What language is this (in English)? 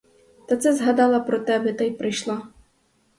Ukrainian